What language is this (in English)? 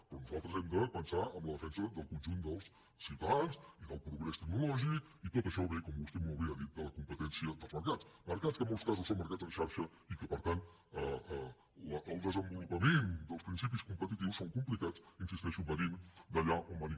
Catalan